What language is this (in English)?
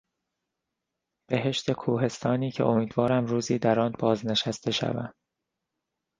Persian